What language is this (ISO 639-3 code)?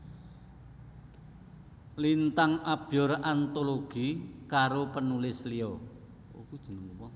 jav